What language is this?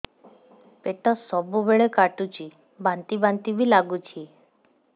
Odia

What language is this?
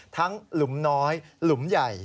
Thai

